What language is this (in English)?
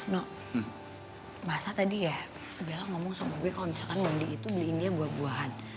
Indonesian